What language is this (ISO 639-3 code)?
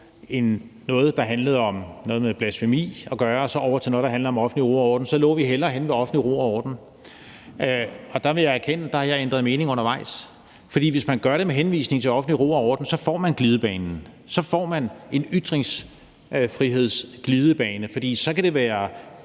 dan